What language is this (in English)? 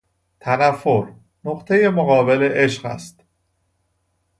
Persian